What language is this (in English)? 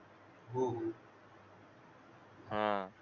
Marathi